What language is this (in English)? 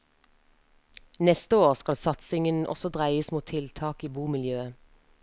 Norwegian